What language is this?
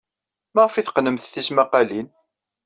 Kabyle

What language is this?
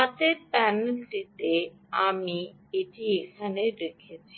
Bangla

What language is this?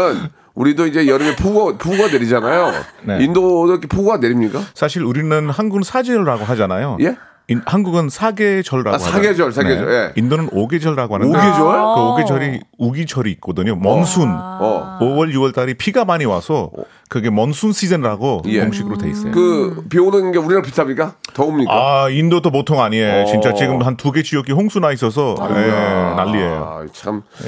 Korean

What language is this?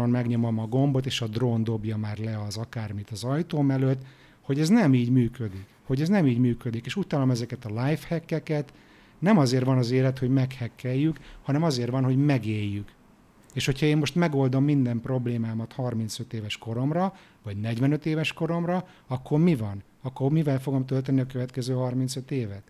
Hungarian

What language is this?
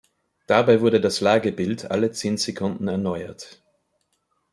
German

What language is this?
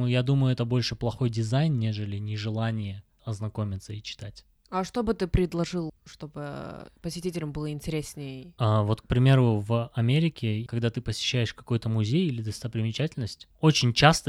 Russian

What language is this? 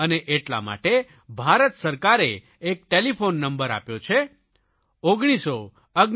Gujarati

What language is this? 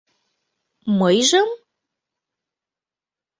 Mari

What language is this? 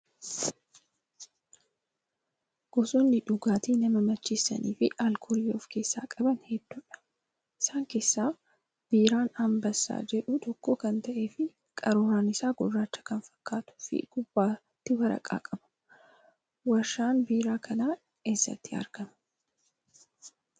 Oromo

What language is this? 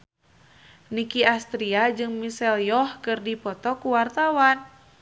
Sundanese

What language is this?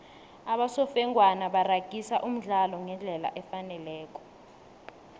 South Ndebele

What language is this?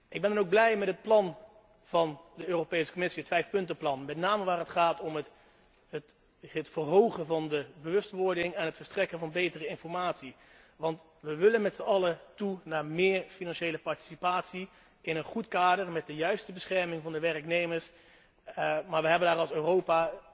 Dutch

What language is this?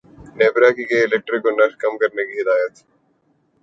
Urdu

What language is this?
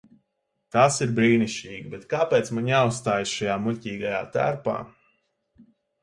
Latvian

